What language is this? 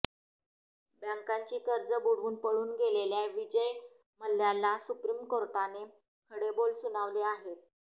Marathi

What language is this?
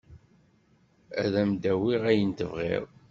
Kabyle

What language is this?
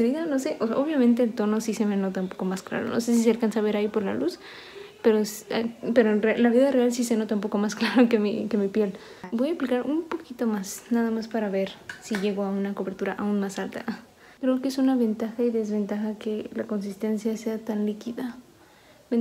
Spanish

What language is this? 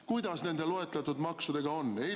Estonian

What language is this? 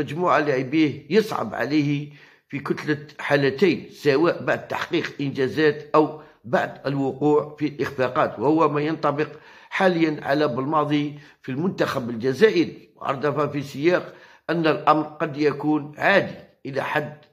Arabic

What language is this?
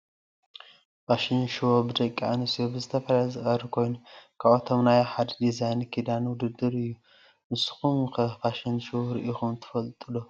Tigrinya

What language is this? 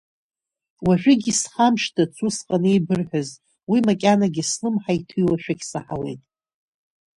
Abkhazian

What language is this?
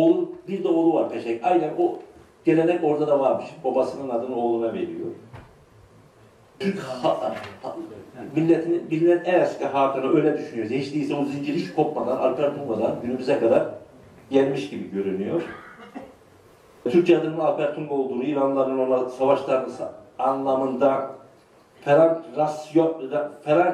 Turkish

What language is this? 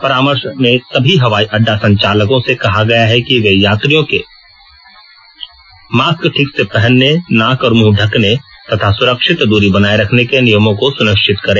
Hindi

